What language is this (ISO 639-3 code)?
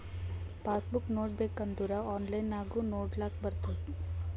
kan